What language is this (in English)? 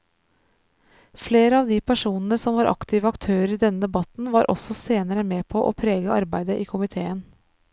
Norwegian